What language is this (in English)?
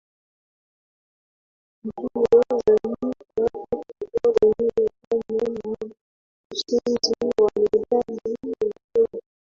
Swahili